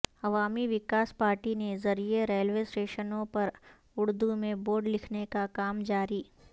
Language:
Urdu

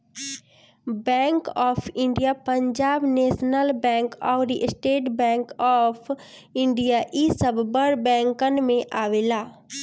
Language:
Bhojpuri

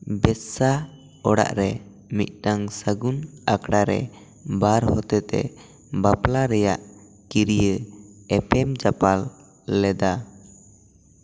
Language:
Santali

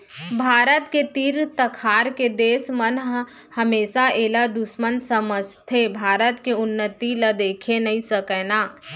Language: Chhattisgarhi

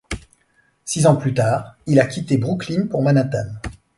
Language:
French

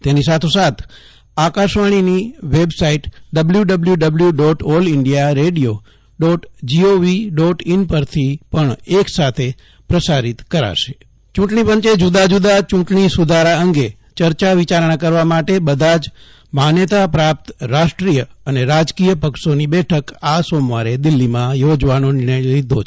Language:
Gujarati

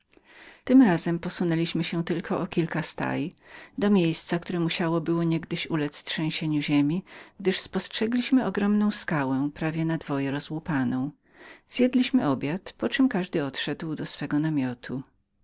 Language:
Polish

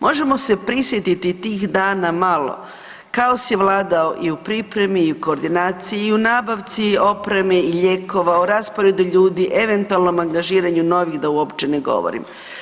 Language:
Croatian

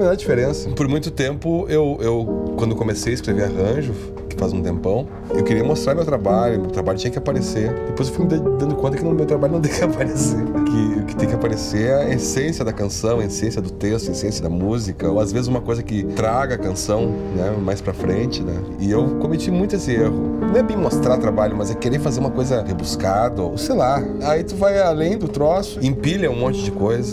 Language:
Portuguese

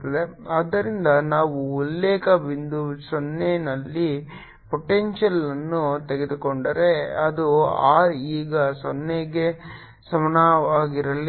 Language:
Kannada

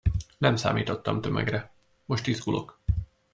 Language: Hungarian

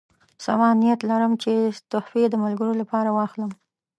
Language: Pashto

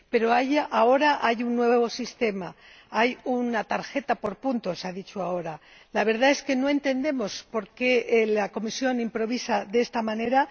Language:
Spanish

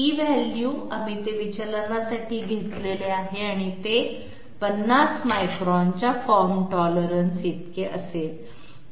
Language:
Marathi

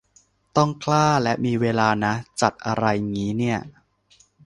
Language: Thai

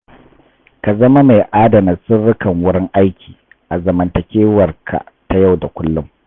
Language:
Hausa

